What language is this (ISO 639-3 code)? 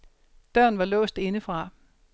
dan